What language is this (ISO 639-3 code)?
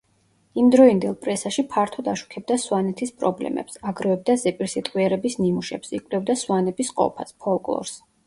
kat